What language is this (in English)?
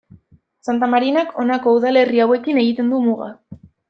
Basque